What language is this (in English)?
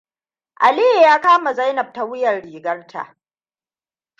Hausa